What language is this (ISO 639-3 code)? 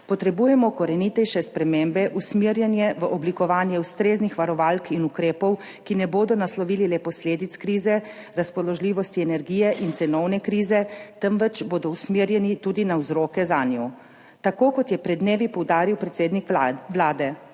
slv